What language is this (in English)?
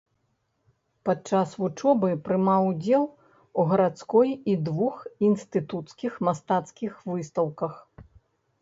Belarusian